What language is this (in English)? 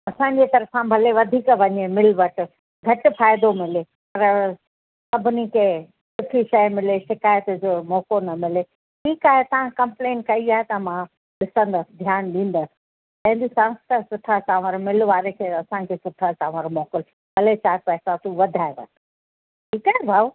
Sindhi